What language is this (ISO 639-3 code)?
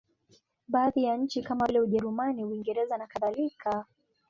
swa